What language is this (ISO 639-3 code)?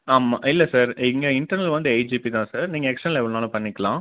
tam